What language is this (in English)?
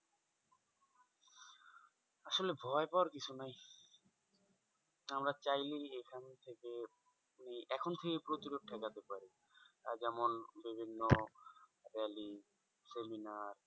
Bangla